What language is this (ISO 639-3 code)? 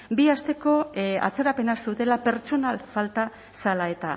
eus